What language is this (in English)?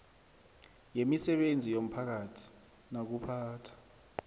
South Ndebele